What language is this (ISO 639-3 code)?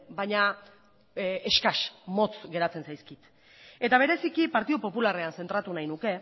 eus